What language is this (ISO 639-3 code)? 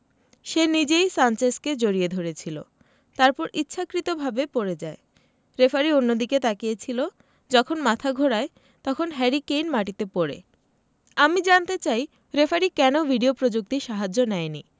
ben